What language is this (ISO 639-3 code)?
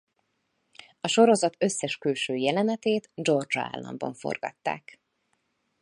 hun